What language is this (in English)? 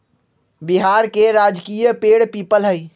Magahi